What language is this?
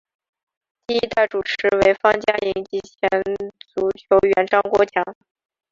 Chinese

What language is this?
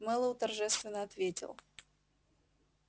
Russian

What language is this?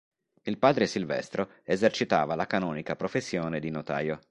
Italian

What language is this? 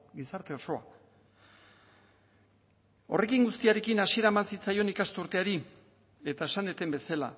Basque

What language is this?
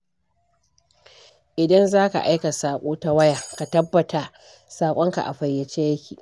Hausa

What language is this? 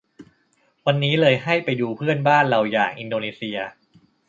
Thai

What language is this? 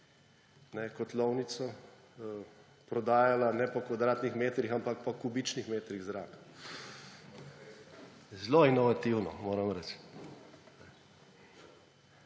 Slovenian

